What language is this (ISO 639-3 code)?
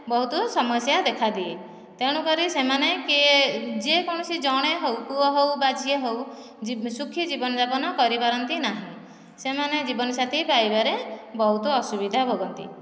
ori